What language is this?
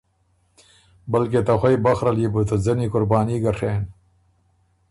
Ormuri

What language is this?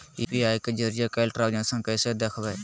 Magahi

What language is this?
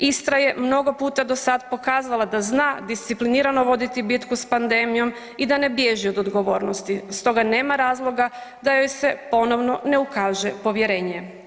Croatian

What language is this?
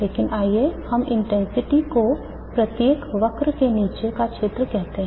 Hindi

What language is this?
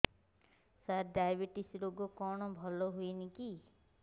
Odia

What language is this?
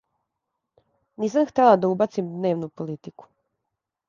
Serbian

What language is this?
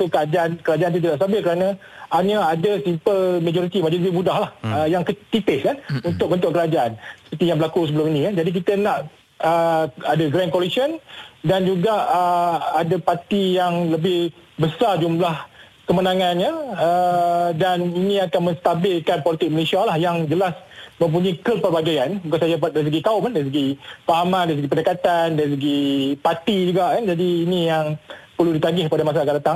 Malay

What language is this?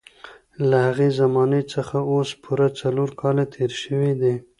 Pashto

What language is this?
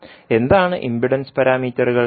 Malayalam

